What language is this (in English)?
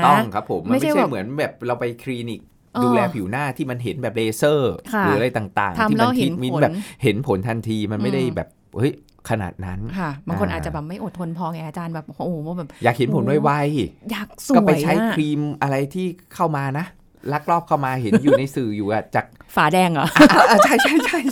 Thai